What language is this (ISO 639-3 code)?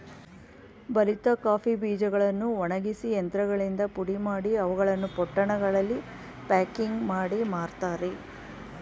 kan